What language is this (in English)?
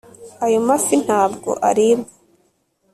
Kinyarwanda